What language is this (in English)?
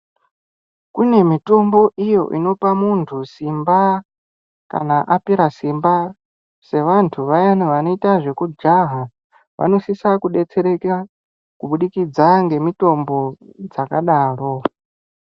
Ndau